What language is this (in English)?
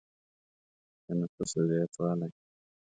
Pashto